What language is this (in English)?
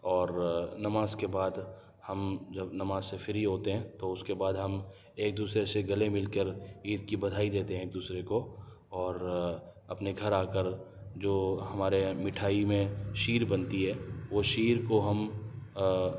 Urdu